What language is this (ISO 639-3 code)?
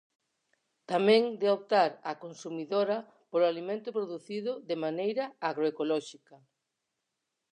glg